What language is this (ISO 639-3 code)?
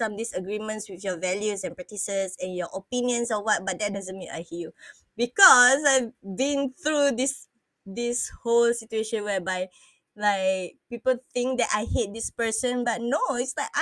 msa